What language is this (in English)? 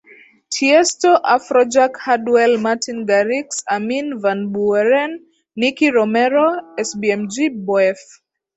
Swahili